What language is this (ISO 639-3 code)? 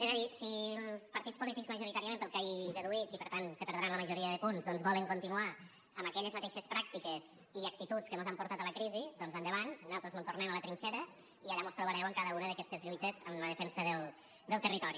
cat